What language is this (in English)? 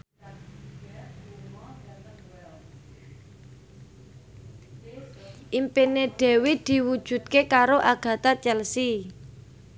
Javanese